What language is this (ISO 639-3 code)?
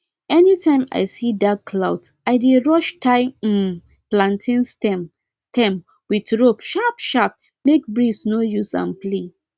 pcm